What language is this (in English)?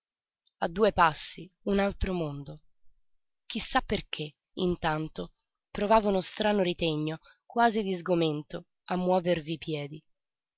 Italian